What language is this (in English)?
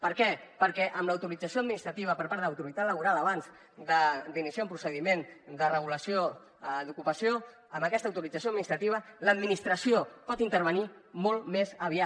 Catalan